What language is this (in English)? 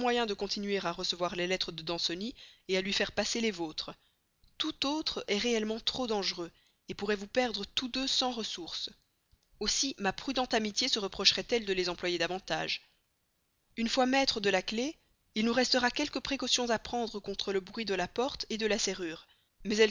French